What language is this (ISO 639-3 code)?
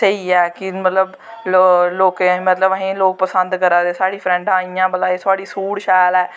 doi